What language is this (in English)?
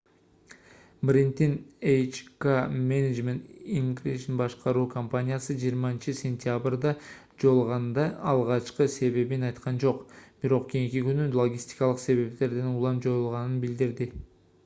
Kyrgyz